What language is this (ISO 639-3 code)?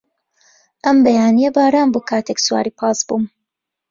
ckb